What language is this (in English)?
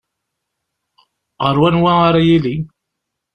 Kabyle